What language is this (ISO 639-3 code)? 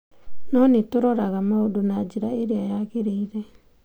kik